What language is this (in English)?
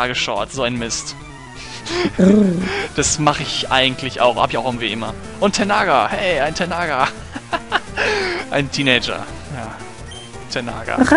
German